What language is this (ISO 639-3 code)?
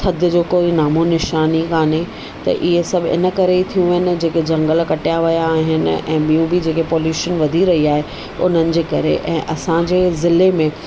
snd